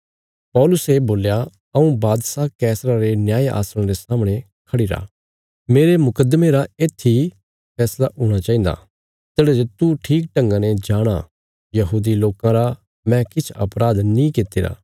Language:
Bilaspuri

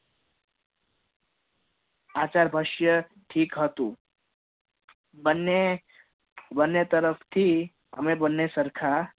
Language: Gujarati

